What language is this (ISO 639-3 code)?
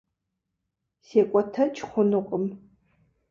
kbd